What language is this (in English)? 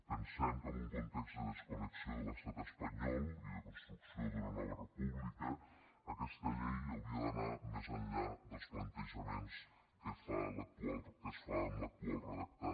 Catalan